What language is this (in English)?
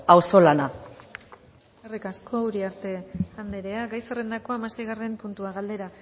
Basque